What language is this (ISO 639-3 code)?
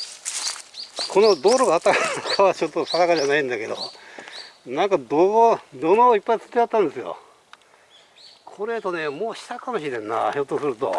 jpn